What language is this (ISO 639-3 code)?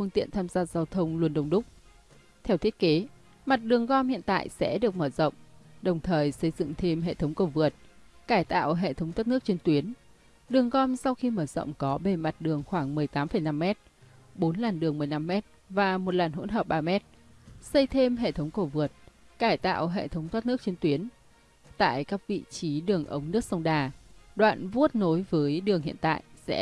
vie